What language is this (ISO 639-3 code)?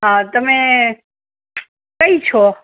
guj